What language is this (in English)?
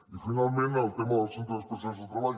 Catalan